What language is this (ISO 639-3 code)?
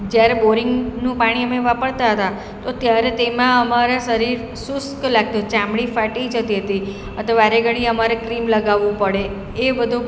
guj